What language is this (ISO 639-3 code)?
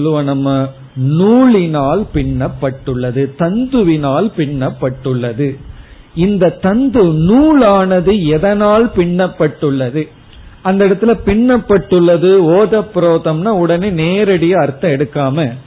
tam